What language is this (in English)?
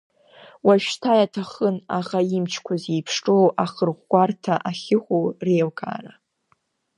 Abkhazian